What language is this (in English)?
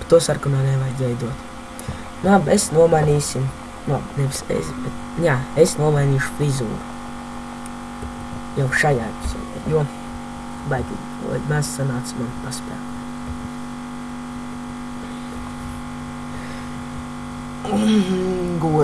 Portuguese